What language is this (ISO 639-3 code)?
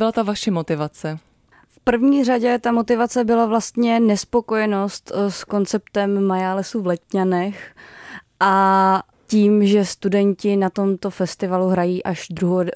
ces